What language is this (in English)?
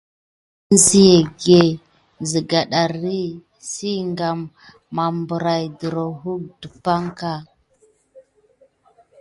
Gidar